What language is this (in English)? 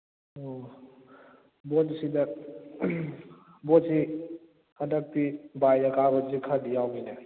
Manipuri